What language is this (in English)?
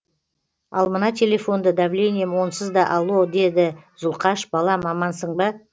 Kazakh